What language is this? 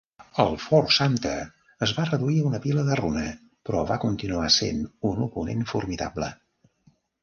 Catalan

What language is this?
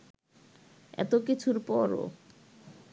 Bangla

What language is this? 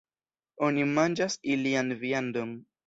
Esperanto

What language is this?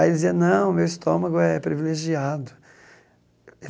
Portuguese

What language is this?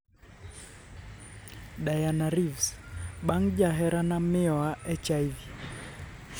Luo (Kenya and Tanzania)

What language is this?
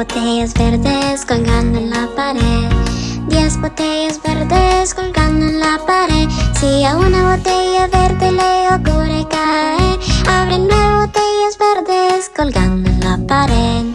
Spanish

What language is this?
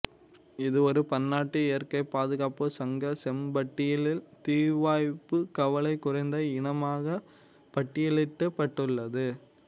Tamil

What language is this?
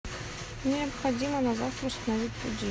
Russian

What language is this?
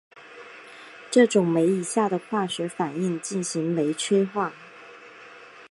Chinese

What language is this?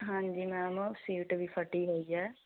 Punjabi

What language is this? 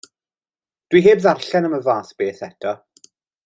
Welsh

